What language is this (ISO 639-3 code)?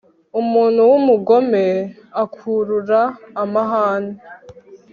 kin